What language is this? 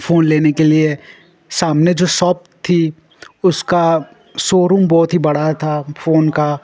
Hindi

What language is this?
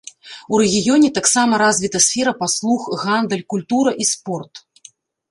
Belarusian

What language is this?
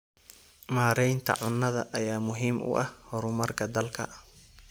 Somali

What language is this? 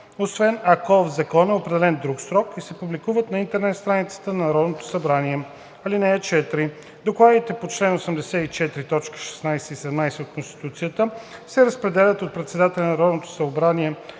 Bulgarian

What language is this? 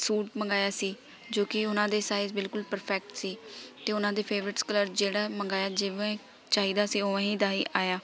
Punjabi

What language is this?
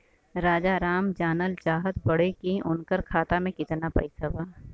Bhojpuri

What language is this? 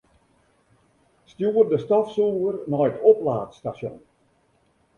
Western Frisian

